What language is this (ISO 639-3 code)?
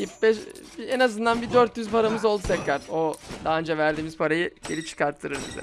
tur